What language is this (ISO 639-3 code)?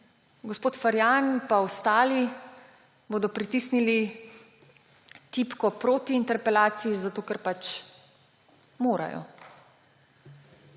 slv